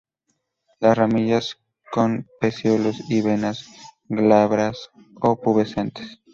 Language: Spanish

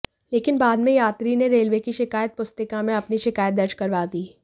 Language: Hindi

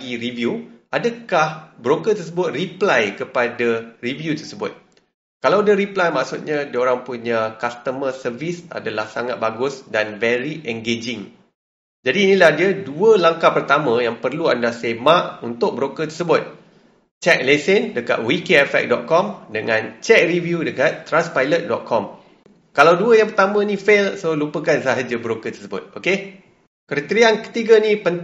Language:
Malay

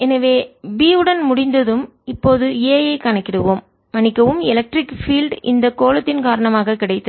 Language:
Tamil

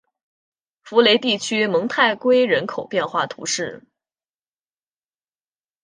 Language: Chinese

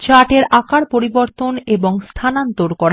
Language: Bangla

